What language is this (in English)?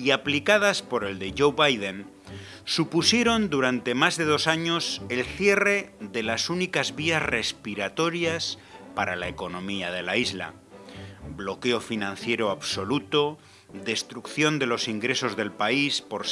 Spanish